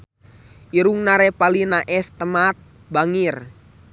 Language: Sundanese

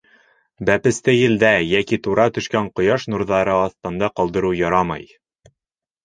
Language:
Bashkir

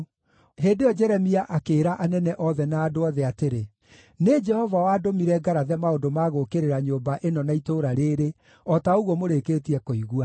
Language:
Kikuyu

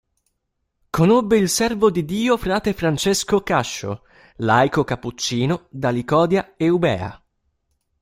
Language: Italian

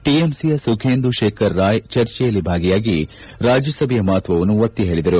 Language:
Kannada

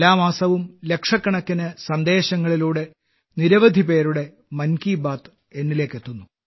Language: Malayalam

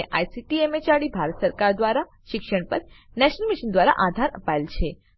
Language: Gujarati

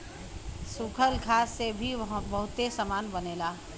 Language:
Bhojpuri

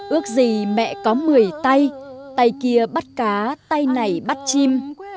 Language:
Vietnamese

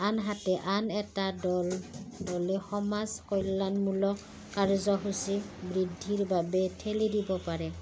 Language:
Assamese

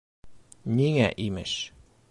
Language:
Bashkir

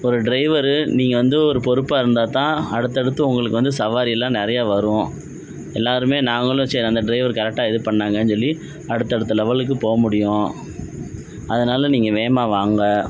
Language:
Tamil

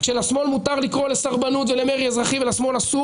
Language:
Hebrew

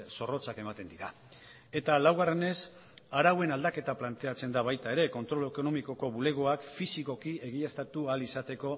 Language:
Basque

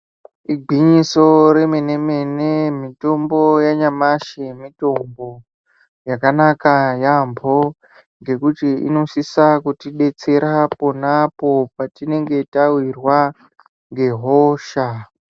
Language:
Ndau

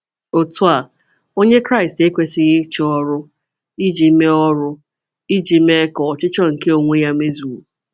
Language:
Igbo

